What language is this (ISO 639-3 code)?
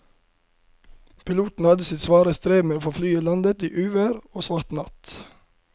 nor